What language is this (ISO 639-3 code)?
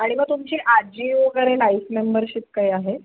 mar